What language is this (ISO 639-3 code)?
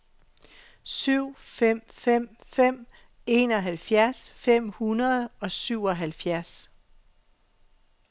dan